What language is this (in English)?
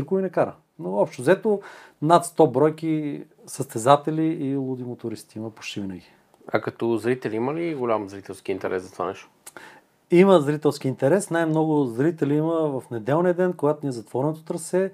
Bulgarian